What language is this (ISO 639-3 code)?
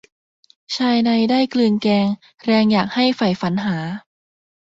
tha